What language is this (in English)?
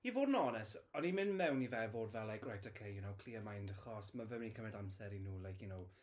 Welsh